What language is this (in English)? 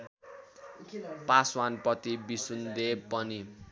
Nepali